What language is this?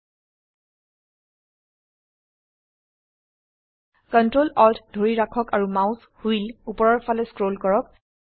Assamese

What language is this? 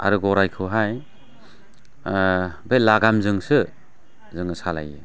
Bodo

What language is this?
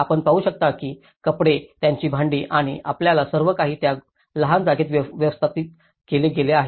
Marathi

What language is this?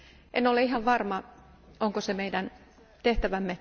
Finnish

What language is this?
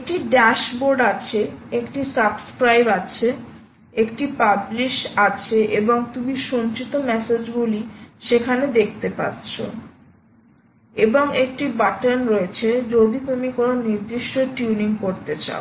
Bangla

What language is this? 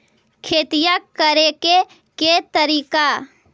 Magahi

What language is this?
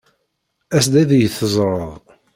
Kabyle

